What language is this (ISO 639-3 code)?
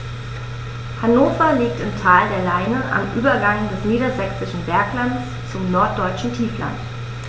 deu